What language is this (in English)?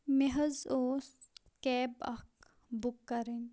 Kashmiri